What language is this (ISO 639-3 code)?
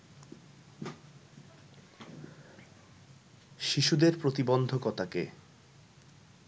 ben